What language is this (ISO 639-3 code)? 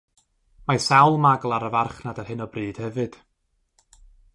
cym